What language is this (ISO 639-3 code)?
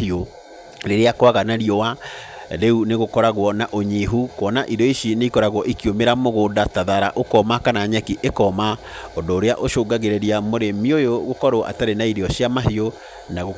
kik